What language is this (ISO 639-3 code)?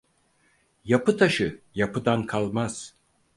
tur